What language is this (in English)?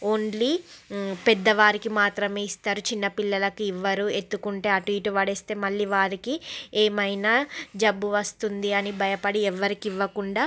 Telugu